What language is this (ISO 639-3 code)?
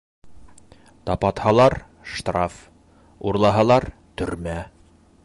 bak